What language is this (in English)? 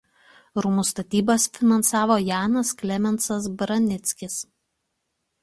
Lithuanian